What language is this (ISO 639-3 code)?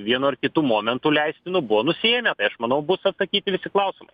lit